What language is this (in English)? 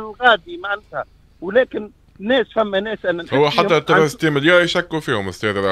Arabic